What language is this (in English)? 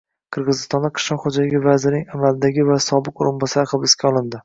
Uzbek